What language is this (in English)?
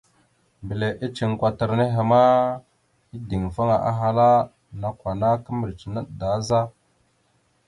Mada (Cameroon)